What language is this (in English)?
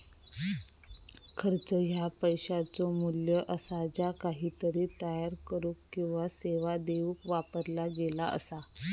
Marathi